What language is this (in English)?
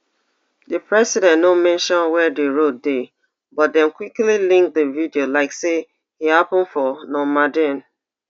Nigerian Pidgin